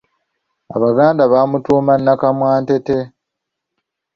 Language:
Ganda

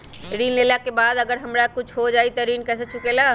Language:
Magahi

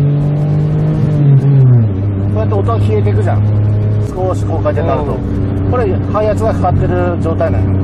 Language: Japanese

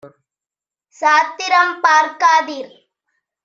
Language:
Tamil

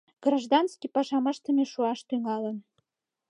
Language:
Mari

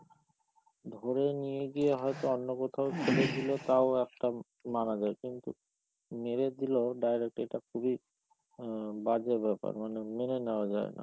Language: Bangla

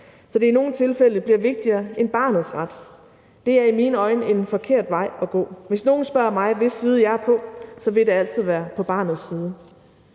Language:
Danish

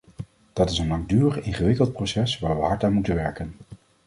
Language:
Dutch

